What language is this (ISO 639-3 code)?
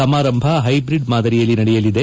kan